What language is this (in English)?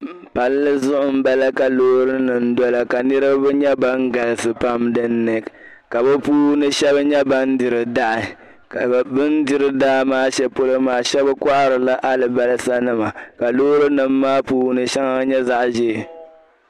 Dagbani